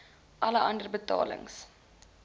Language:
Afrikaans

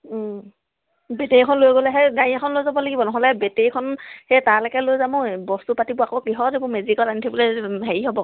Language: Assamese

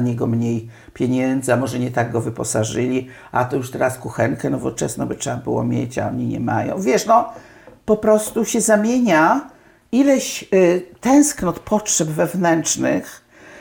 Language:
Polish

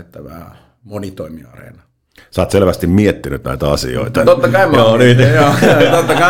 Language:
Finnish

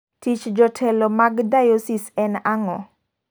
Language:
Luo (Kenya and Tanzania)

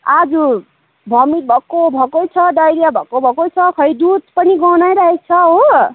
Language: Nepali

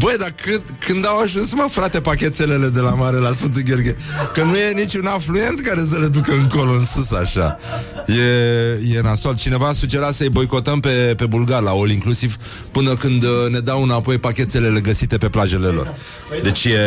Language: Romanian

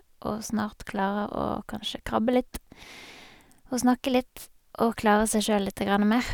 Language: Norwegian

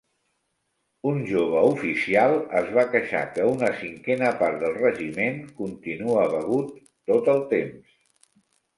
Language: Catalan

